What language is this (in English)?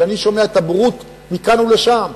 Hebrew